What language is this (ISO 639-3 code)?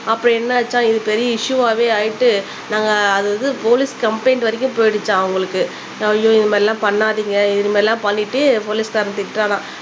tam